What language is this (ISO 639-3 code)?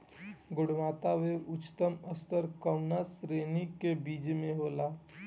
bho